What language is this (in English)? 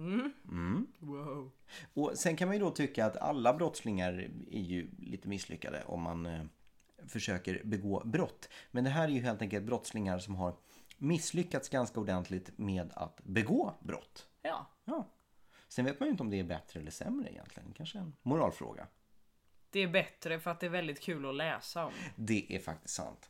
Swedish